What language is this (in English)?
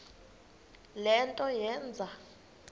Xhosa